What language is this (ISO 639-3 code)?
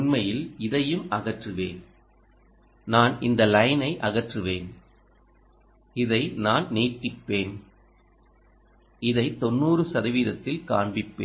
tam